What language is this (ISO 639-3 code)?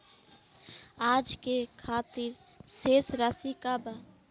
bho